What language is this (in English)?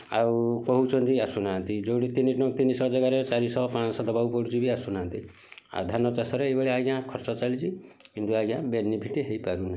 Odia